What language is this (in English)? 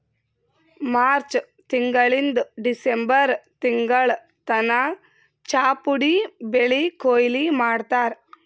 Kannada